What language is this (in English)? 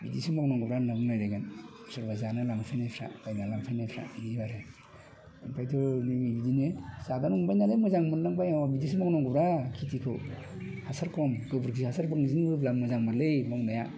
Bodo